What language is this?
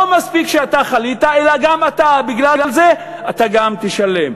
Hebrew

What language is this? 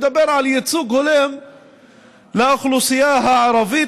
Hebrew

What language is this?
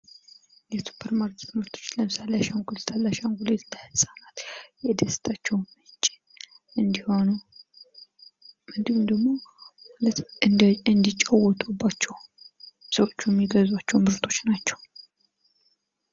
Amharic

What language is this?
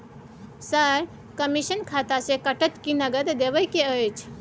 Maithili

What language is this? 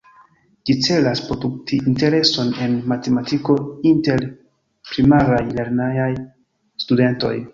Esperanto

